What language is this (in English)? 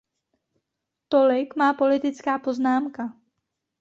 Czech